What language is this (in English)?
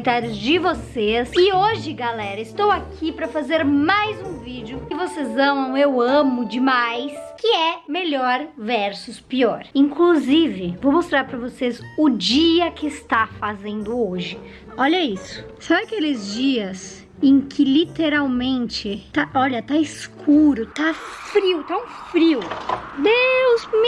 Portuguese